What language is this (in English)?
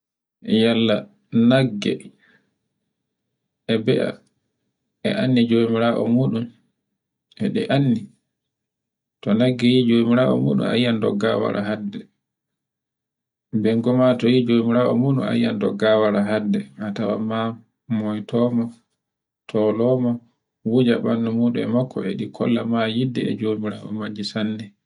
Borgu Fulfulde